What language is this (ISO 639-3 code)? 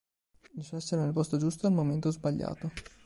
ita